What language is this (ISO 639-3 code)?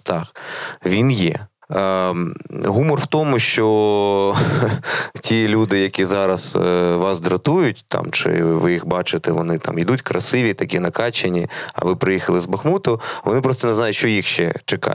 ukr